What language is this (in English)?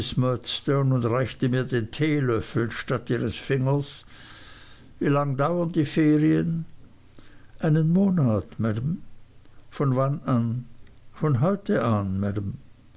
German